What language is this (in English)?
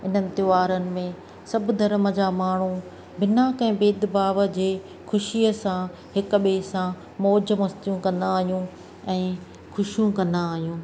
Sindhi